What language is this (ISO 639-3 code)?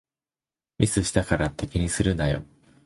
jpn